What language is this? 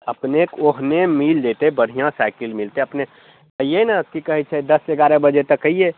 Maithili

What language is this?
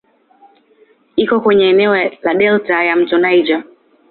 Swahili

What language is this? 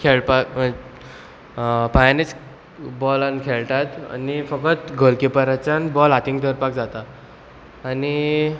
Konkani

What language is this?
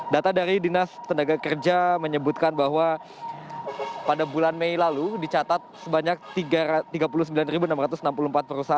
Indonesian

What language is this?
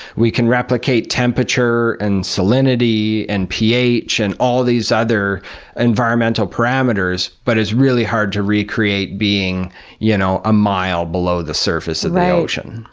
English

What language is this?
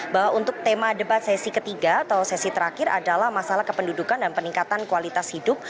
Indonesian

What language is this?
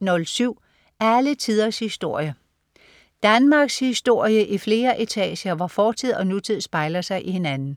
Danish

